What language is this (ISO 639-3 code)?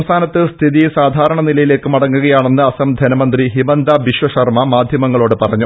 mal